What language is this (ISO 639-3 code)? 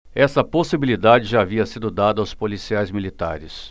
por